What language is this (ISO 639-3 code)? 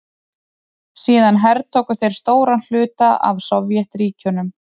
isl